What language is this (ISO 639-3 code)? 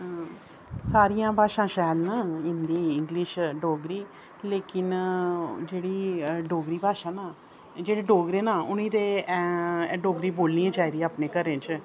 doi